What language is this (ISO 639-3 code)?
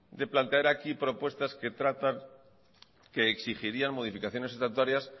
spa